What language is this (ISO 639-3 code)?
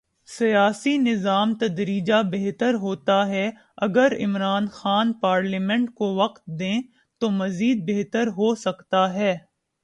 urd